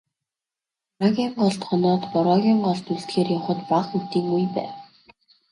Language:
Mongolian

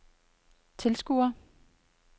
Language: Danish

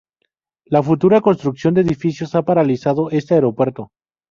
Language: Spanish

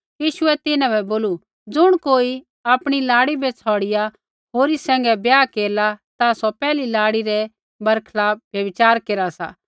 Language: Kullu Pahari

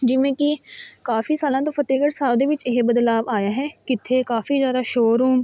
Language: Punjabi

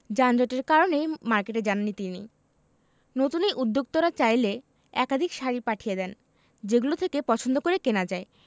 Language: Bangla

